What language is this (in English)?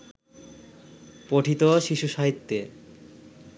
Bangla